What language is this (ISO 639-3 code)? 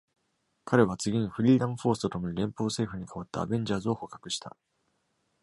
jpn